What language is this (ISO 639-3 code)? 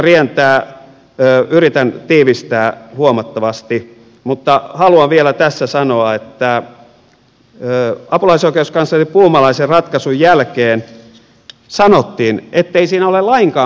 fin